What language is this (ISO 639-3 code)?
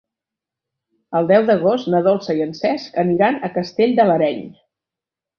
cat